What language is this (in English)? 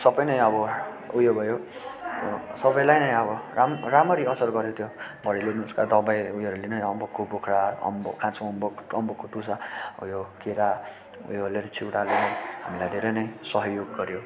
Nepali